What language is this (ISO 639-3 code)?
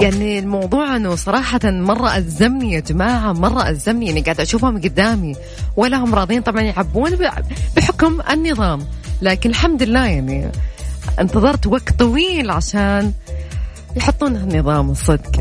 ara